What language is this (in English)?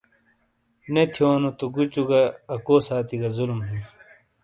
Shina